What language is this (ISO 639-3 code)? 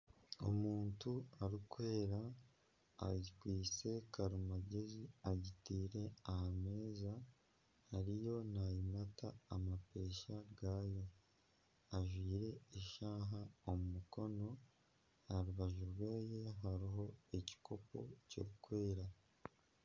nyn